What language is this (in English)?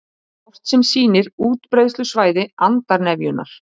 Icelandic